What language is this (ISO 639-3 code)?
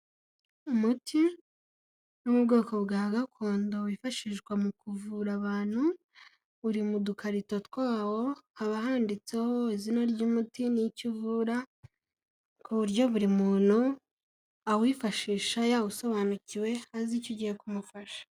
kin